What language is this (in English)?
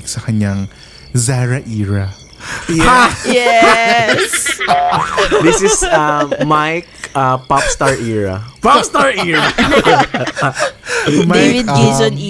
Filipino